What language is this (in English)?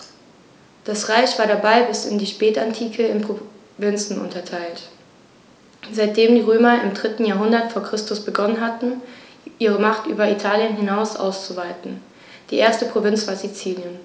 German